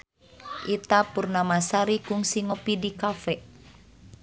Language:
Sundanese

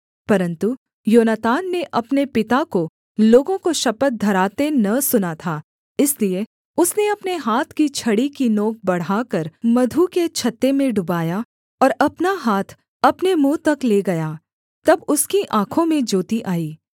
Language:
Hindi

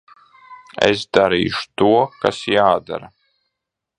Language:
Latvian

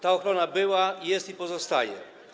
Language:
Polish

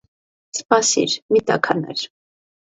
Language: Armenian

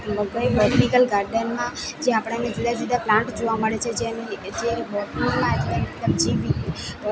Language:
Gujarati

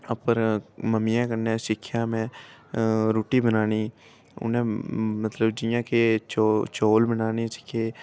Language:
Dogri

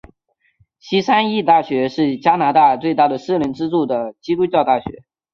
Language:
Chinese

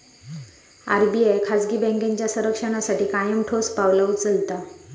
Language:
Marathi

